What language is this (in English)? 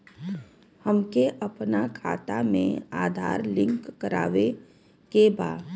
Bhojpuri